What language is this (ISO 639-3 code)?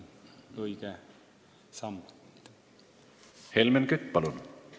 est